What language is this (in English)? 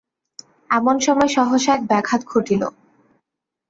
Bangla